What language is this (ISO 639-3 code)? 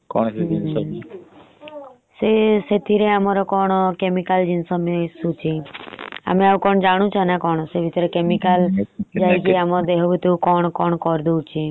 ori